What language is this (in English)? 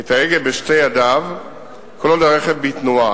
Hebrew